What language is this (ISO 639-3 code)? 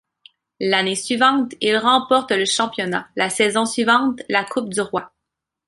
fra